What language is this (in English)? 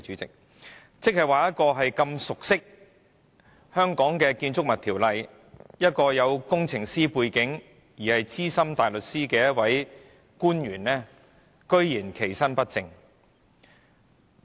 Cantonese